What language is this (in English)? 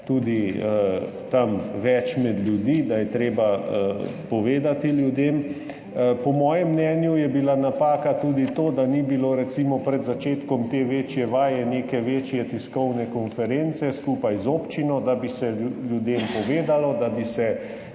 Slovenian